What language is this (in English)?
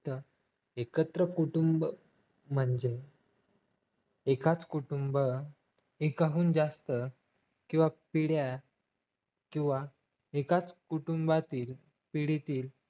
Marathi